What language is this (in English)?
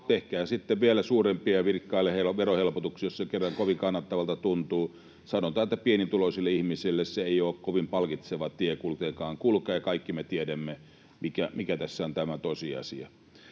Finnish